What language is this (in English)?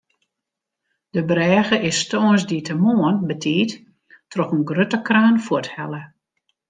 Western Frisian